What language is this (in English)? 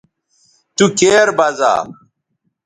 Bateri